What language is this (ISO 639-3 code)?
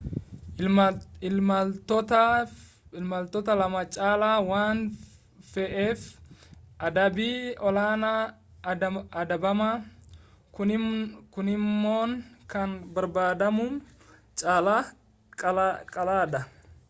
orm